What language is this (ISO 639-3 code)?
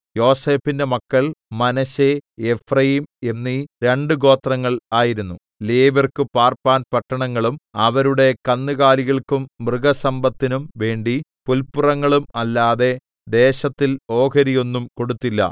mal